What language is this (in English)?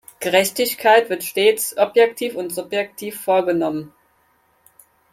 German